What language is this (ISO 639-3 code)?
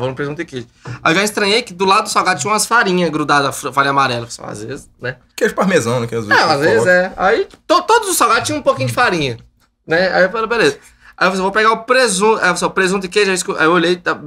por